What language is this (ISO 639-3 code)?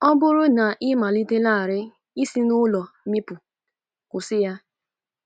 ibo